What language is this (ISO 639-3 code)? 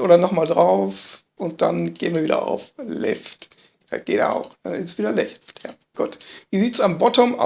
deu